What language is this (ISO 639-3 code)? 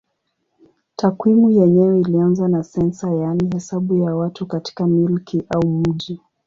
swa